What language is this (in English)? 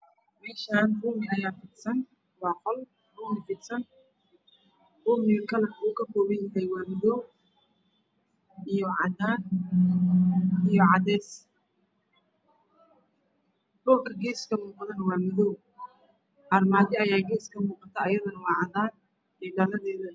Somali